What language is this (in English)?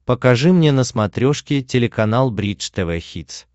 Russian